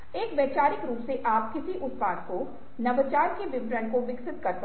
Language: Hindi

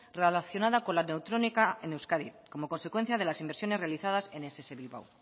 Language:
Spanish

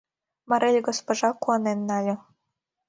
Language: Mari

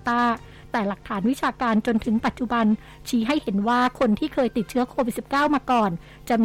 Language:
Thai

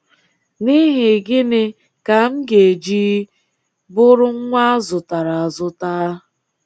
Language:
Igbo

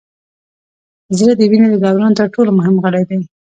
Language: Pashto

